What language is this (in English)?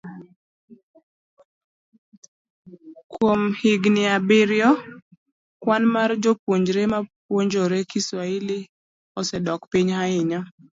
Luo (Kenya and Tanzania)